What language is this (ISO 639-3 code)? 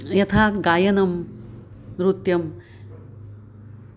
san